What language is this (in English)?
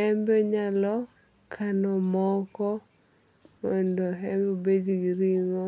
Luo (Kenya and Tanzania)